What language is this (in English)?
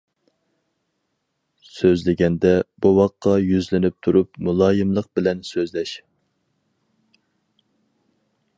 Uyghur